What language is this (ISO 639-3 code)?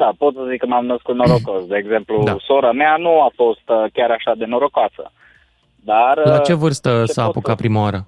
ron